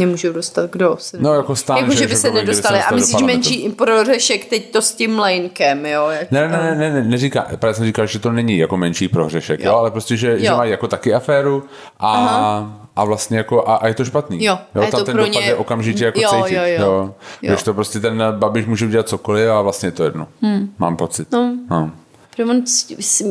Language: Czech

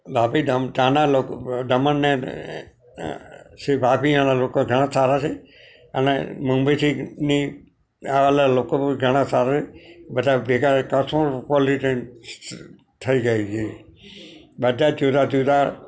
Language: Gujarati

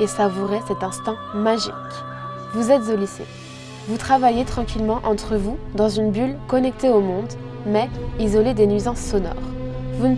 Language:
French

